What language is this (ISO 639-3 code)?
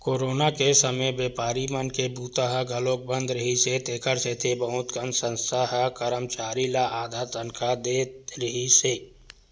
hne